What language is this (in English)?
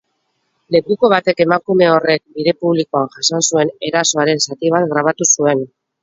Basque